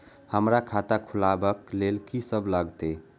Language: Maithili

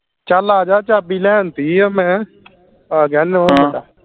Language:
Punjabi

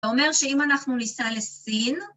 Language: Hebrew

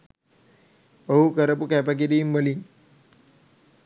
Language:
Sinhala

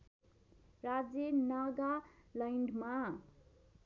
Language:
Nepali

